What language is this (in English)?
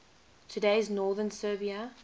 English